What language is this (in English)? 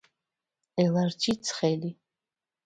Georgian